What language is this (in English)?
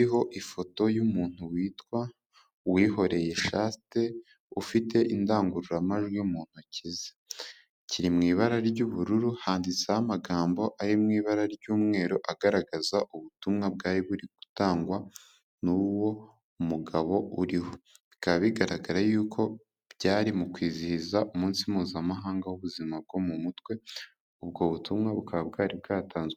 Kinyarwanda